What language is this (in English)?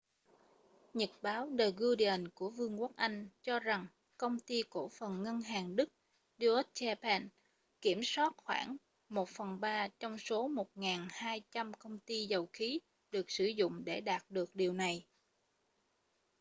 Vietnamese